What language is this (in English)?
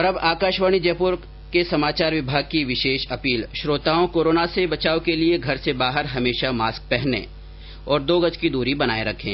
Hindi